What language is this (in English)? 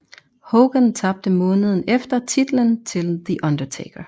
Danish